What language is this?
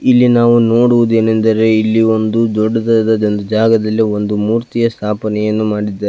Kannada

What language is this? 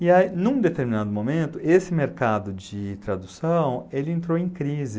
Portuguese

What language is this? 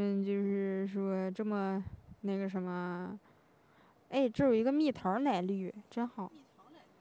Chinese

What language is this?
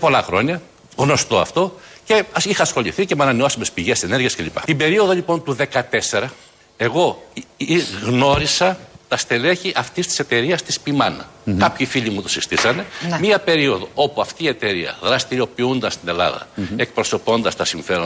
Greek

